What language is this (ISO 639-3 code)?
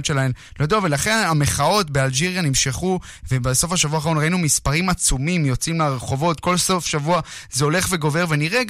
heb